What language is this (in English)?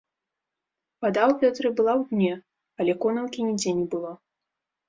Belarusian